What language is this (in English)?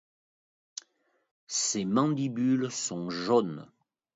French